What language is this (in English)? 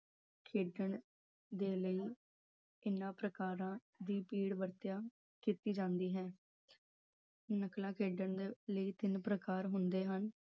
Punjabi